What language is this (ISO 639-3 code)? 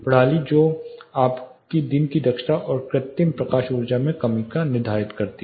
hin